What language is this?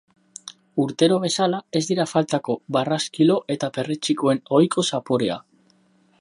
Basque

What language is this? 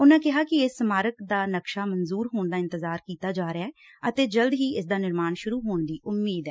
Punjabi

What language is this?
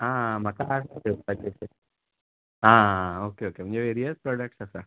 Konkani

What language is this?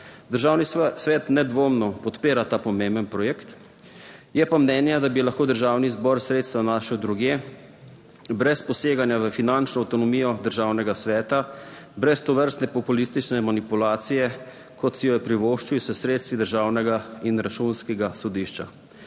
Slovenian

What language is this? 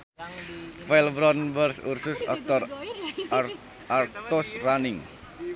Sundanese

